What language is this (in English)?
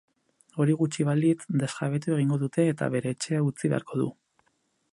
Basque